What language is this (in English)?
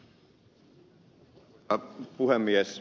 Finnish